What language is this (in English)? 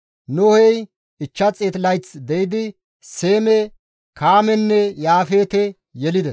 Gamo